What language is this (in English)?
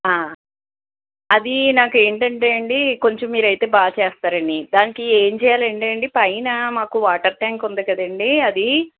Telugu